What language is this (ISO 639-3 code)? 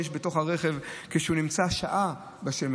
heb